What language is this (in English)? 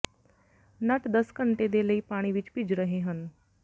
Punjabi